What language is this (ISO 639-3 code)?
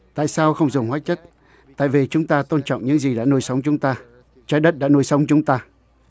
vie